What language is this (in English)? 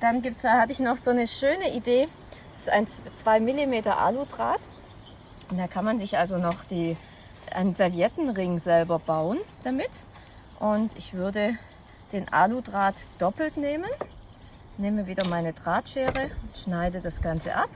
German